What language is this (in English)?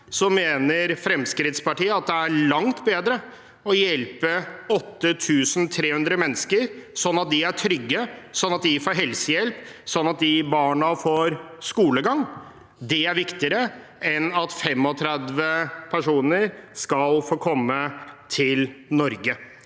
Norwegian